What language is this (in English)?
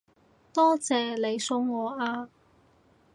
Cantonese